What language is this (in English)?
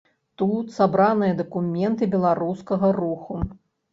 Belarusian